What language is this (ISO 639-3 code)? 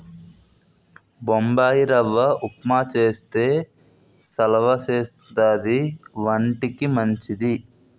tel